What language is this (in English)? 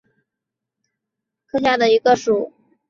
Chinese